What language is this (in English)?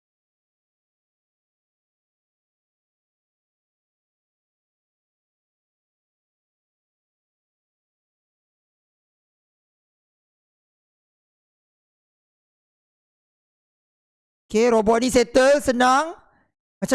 Malay